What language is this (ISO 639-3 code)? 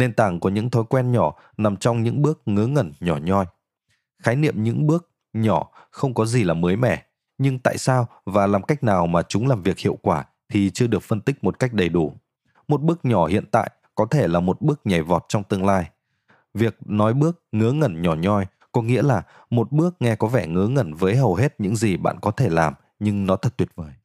vie